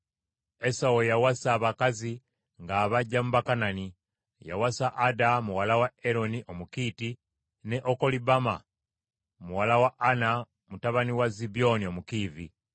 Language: Ganda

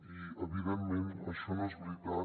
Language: Catalan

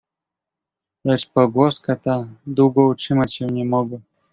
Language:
Polish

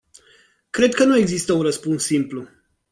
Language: Romanian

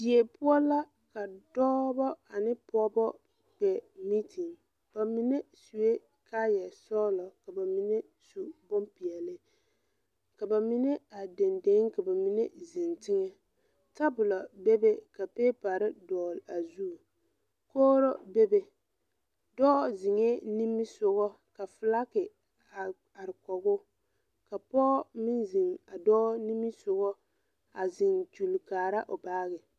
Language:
Southern Dagaare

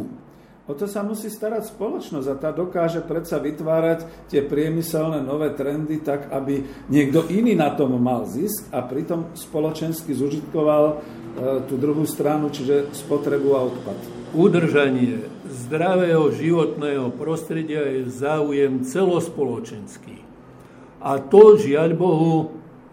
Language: Slovak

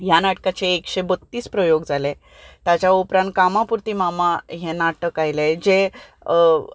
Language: Konkani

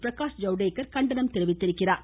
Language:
Tamil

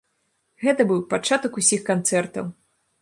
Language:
Belarusian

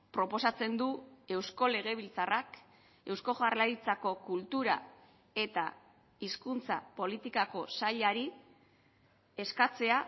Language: Basque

